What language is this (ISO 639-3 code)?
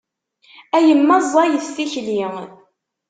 kab